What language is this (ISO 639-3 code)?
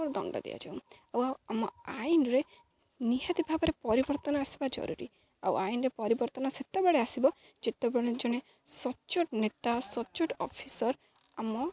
ori